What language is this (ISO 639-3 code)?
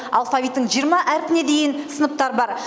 kaz